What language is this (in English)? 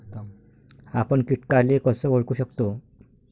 Marathi